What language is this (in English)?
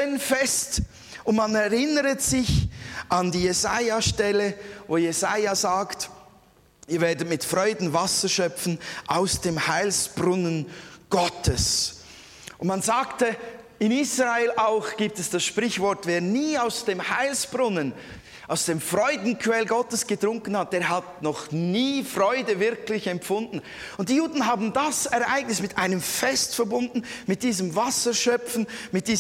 German